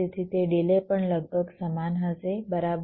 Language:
Gujarati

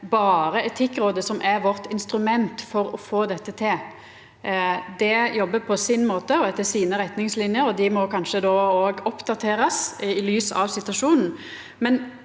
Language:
Norwegian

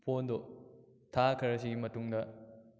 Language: Manipuri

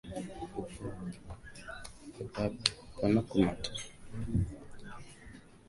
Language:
Swahili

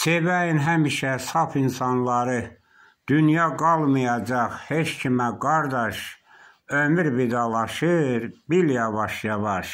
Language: Turkish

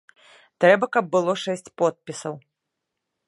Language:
Belarusian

